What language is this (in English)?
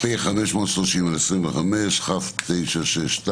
Hebrew